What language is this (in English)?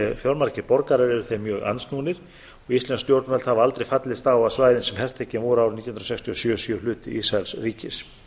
Icelandic